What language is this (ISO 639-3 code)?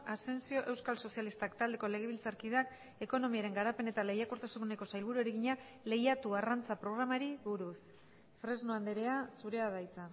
eus